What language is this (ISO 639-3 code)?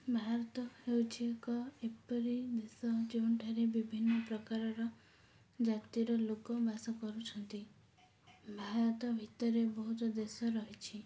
ori